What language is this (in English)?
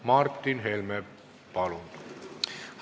Estonian